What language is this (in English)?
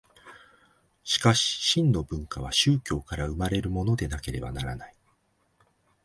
Japanese